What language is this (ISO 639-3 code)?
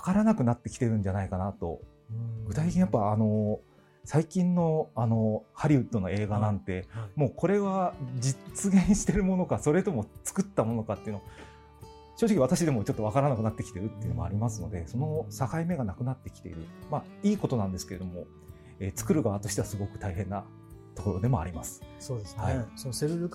jpn